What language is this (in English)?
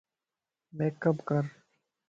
Lasi